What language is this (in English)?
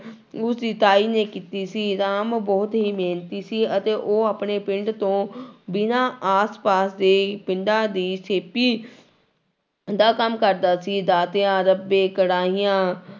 Punjabi